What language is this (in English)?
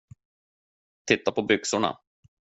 Swedish